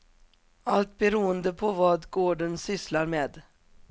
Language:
Swedish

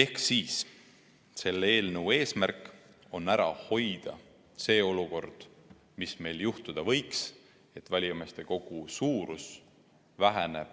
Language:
Estonian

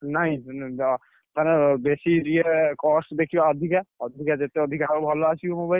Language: Odia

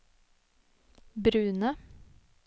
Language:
Norwegian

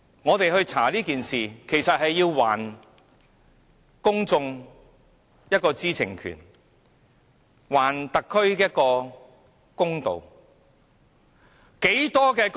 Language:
Cantonese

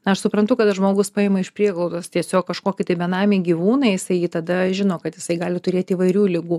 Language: Lithuanian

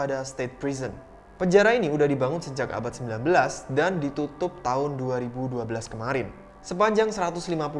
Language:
Indonesian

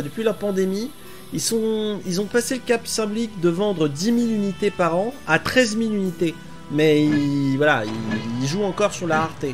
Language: French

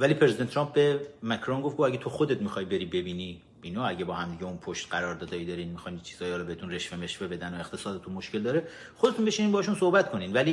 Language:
Persian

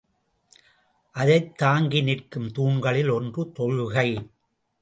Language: Tamil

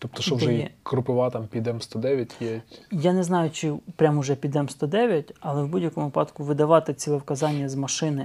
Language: Ukrainian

